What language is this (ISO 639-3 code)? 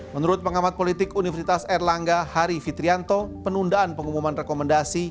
ind